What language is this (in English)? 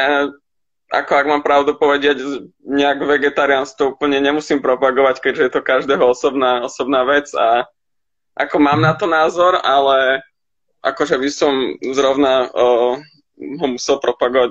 Slovak